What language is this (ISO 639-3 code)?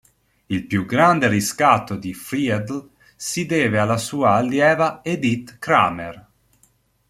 ita